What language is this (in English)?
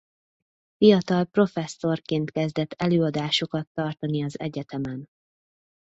Hungarian